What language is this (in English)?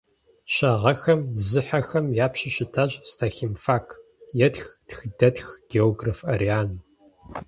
Kabardian